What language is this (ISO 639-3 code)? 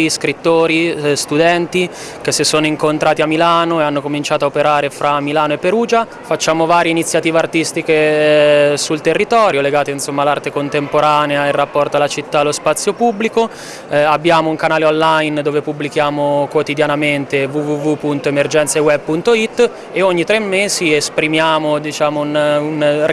ita